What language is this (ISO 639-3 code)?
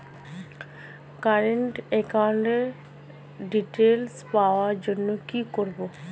ben